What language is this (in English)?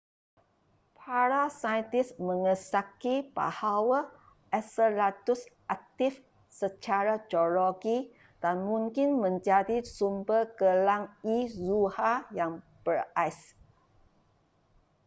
Malay